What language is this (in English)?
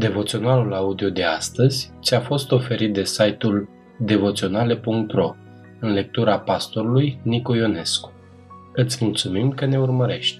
Romanian